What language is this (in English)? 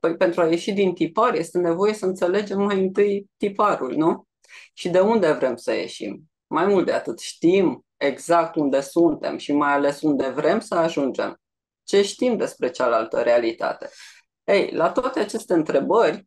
Romanian